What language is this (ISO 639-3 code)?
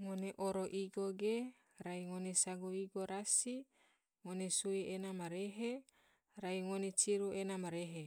tvo